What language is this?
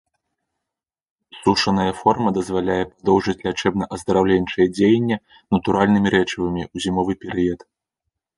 Belarusian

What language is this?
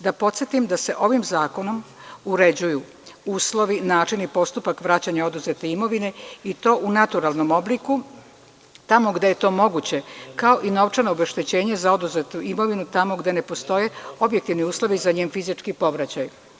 Serbian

